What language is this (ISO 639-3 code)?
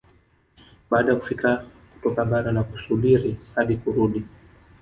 swa